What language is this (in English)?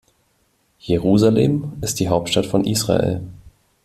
German